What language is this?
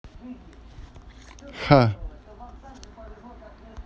Russian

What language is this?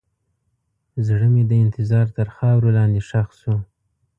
Pashto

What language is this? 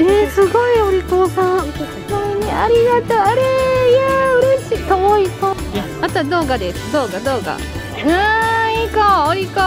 Japanese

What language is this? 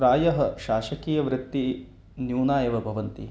Sanskrit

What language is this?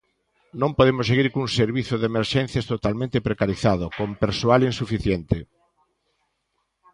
Galician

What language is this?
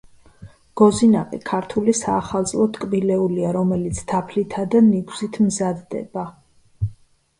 Georgian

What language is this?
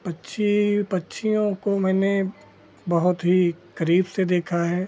Hindi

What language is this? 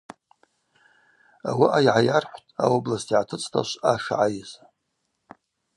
Abaza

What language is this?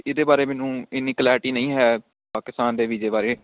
Punjabi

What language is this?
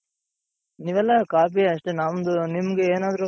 Kannada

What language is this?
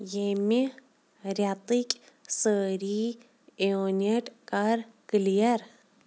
Kashmiri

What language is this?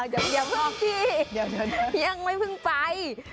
Thai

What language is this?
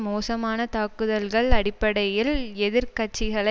Tamil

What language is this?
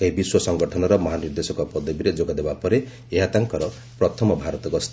Odia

